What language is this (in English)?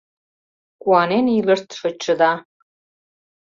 Mari